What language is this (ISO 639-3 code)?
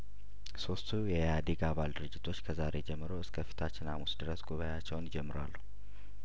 amh